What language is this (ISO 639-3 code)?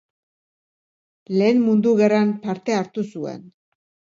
eus